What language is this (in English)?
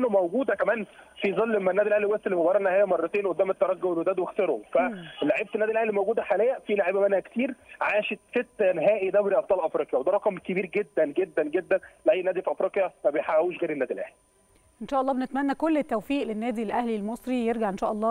Arabic